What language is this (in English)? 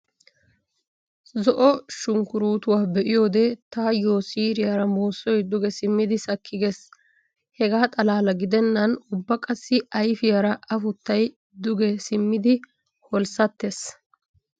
Wolaytta